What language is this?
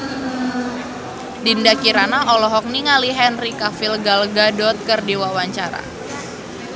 Sundanese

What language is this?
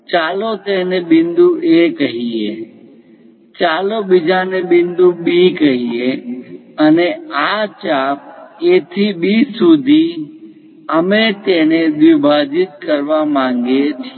Gujarati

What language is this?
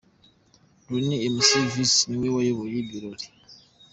Kinyarwanda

